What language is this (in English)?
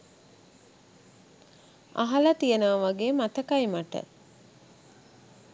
Sinhala